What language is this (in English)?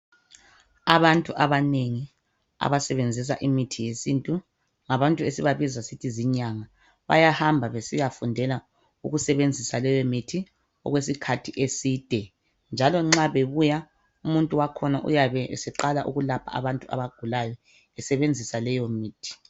North Ndebele